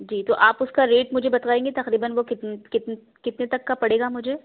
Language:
Urdu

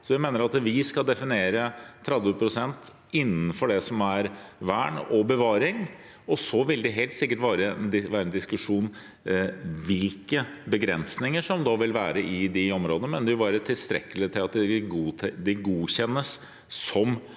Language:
Norwegian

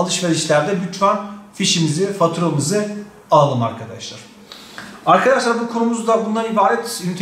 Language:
Turkish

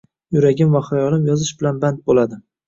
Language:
Uzbek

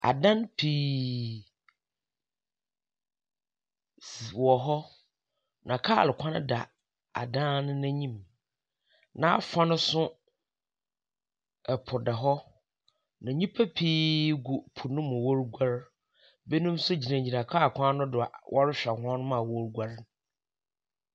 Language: Akan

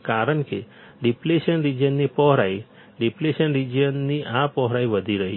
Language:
Gujarati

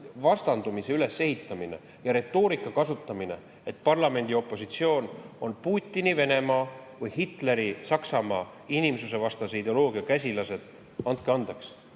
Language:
Estonian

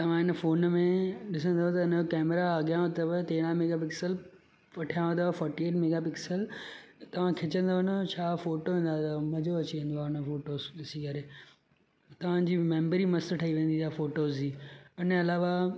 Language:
Sindhi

